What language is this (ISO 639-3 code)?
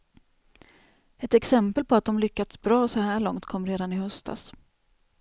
swe